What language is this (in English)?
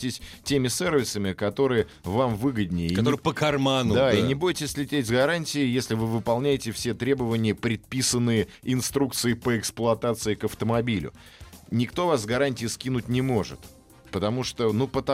Russian